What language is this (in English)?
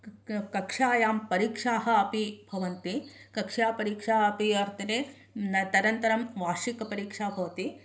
Sanskrit